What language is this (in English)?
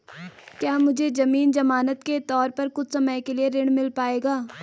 Hindi